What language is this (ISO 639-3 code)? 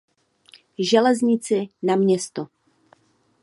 ces